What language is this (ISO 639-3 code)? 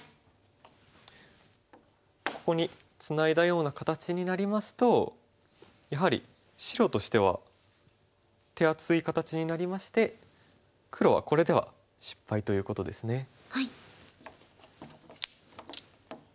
jpn